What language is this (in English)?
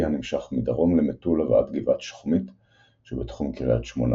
Hebrew